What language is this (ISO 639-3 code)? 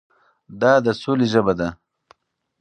pus